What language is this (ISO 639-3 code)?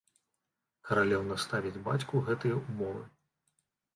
bel